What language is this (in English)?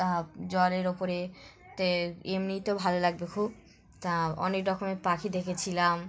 Bangla